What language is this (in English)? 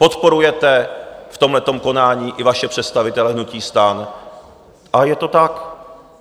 Czech